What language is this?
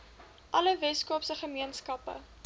Afrikaans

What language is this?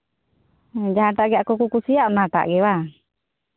Santali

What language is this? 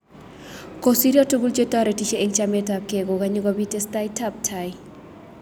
Kalenjin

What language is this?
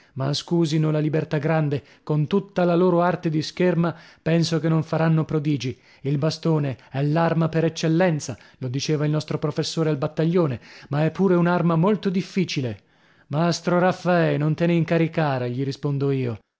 Italian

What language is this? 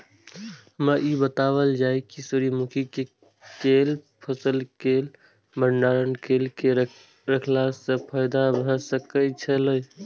Maithili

